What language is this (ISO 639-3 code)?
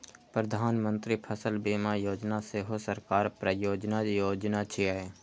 mai